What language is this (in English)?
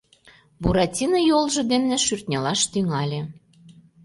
Mari